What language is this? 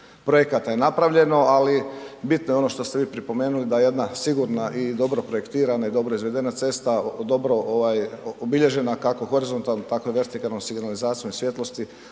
Croatian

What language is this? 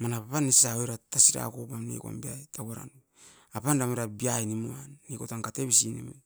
Askopan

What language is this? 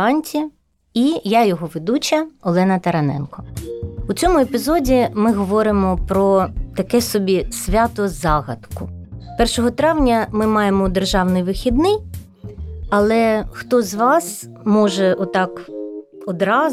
Ukrainian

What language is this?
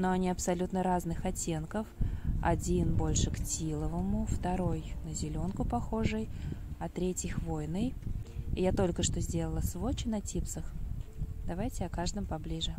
Russian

